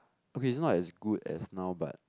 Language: English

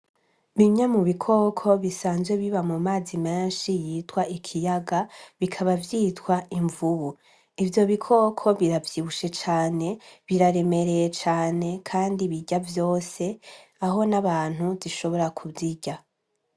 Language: Rundi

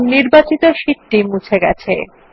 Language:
Bangla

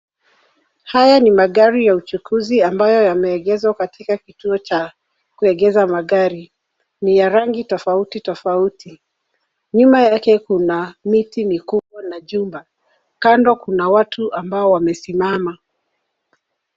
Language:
Swahili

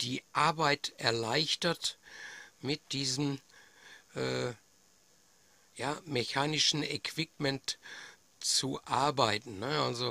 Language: German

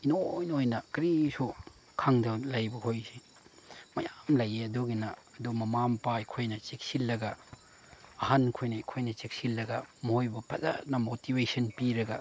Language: Manipuri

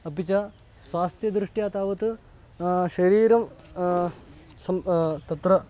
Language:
Sanskrit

